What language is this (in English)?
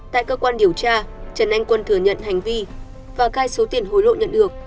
Vietnamese